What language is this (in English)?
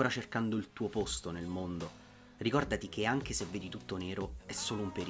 Italian